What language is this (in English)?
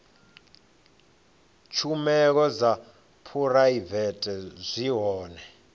Venda